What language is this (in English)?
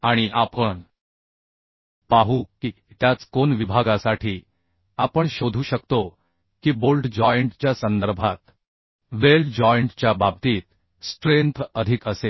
Marathi